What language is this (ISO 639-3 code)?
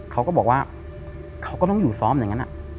tha